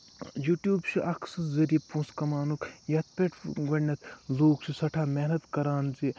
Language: Kashmiri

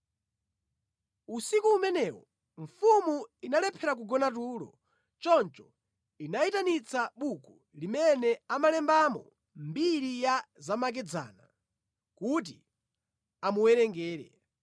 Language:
Nyanja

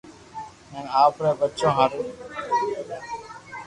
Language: Loarki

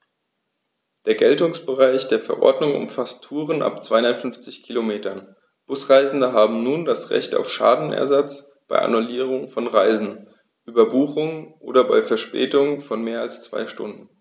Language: German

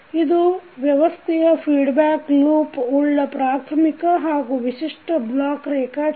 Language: Kannada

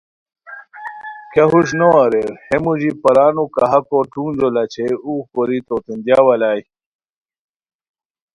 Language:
Khowar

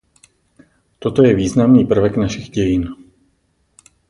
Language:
Czech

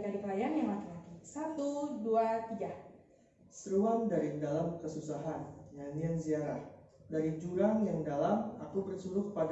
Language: Indonesian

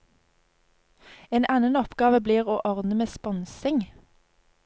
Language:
Norwegian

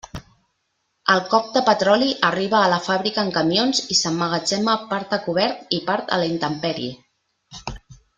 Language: Catalan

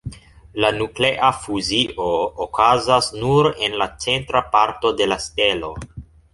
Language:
Esperanto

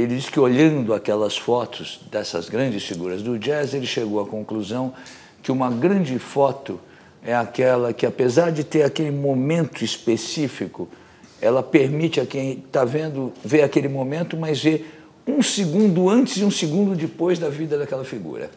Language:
Portuguese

